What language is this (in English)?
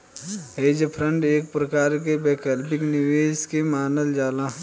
Bhojpuri